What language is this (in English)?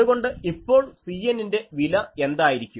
Malayalam